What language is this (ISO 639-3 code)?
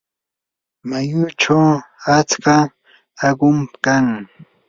qur